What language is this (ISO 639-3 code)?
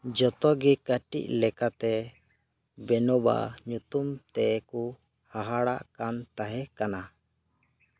sat